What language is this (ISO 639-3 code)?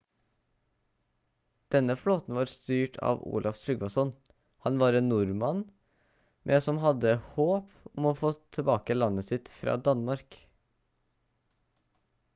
nob